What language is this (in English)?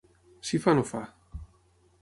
Catalan